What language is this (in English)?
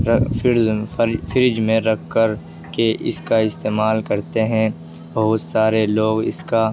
Urdu